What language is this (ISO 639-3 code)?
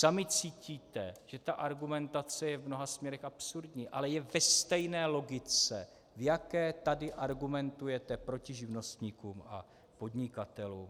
ces